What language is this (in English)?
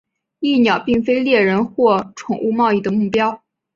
Chinese